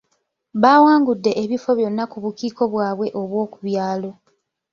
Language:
Ganda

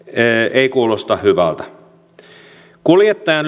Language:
Finnish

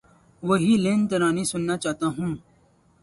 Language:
Urdu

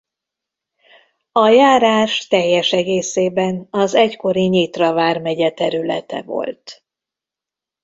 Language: Hungarian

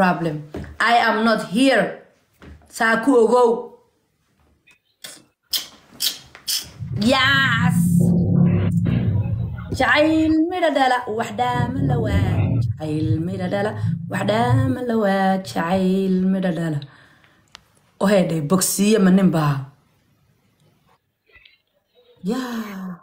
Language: Arabic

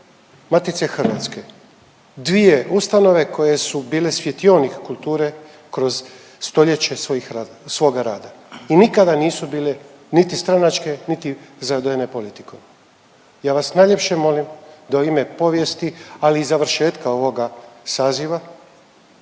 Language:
Croatian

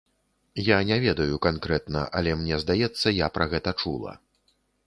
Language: Belarusian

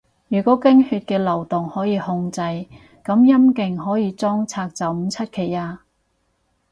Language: Cantonese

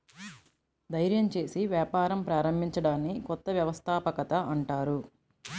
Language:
Telugu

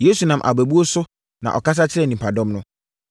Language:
Akan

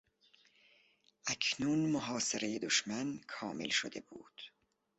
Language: Persian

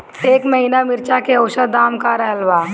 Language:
Bhojpuri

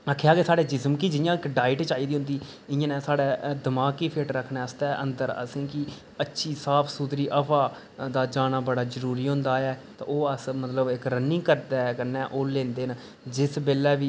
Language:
Dogri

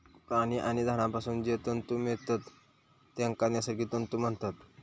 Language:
Marathi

